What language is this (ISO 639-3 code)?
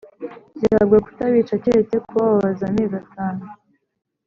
kin